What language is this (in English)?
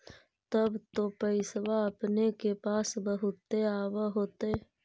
Magahi